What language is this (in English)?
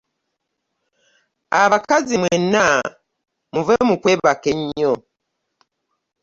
Ganda